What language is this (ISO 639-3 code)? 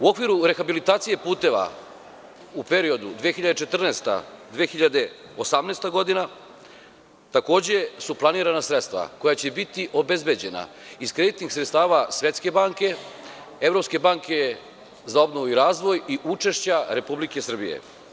srp